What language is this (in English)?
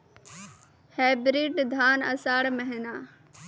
Maithili